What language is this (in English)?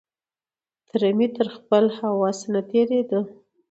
Pashto